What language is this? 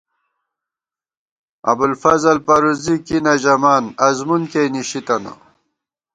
Gawar-Bati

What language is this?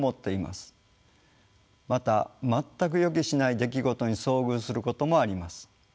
Japanese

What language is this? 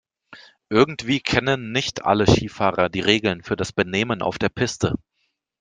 German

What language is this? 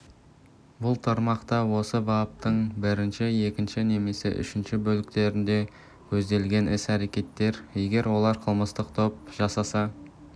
Kazakh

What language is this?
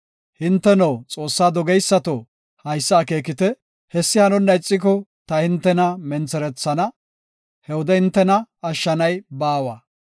Gofa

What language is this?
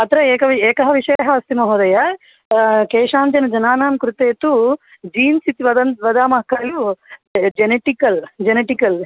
Sanskrit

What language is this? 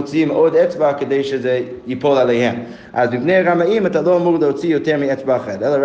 Hebrew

